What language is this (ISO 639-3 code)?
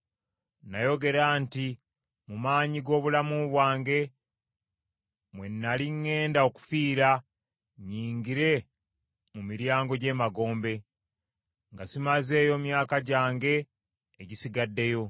lug